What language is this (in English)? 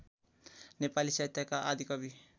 Nepali